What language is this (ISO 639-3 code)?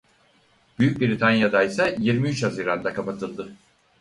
tur